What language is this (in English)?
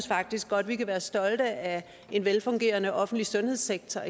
Danish